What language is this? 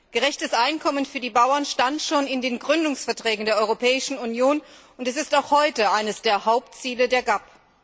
German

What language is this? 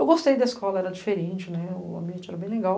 Portuguese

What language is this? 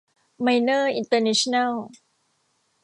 Thai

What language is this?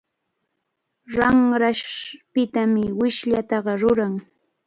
Cajatambo North Lima Quechua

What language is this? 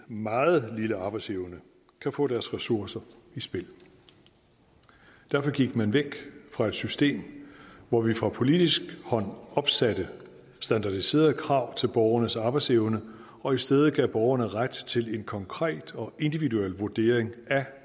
Danish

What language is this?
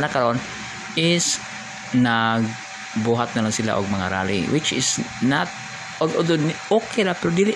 Filipino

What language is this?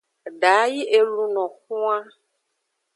Aja (Benin)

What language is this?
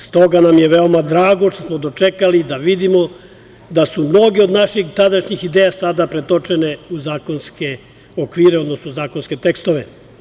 Serbian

